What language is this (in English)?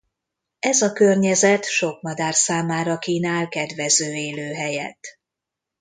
Hungarian